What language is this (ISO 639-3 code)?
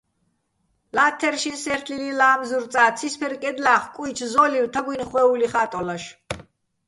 bbl